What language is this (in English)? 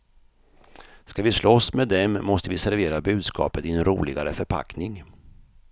Swedish